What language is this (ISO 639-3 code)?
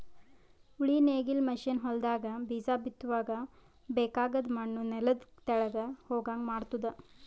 kan